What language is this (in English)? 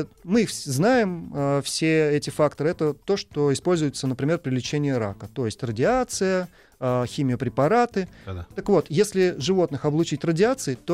Russian